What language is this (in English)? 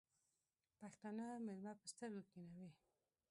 Pashto